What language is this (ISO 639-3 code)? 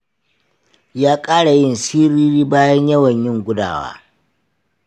hau